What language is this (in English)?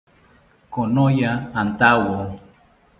South Ucayali Ashéninka